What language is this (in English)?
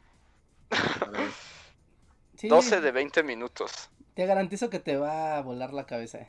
Spanish